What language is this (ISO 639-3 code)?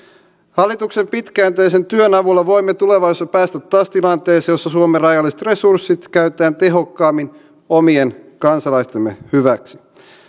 fin